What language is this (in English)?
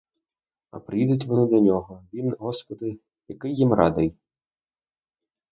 Ukrainian